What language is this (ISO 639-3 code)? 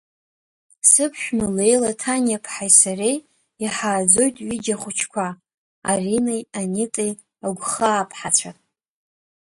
abk